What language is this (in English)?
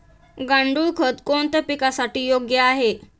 Marathi